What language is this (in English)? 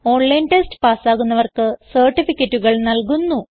Malayalam